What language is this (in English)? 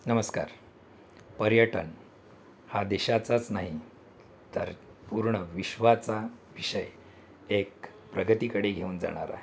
Marathi